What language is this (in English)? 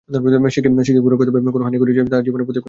Bangla